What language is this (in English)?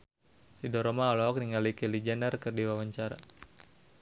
Sundanese